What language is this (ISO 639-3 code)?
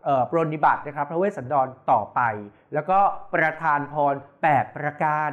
tha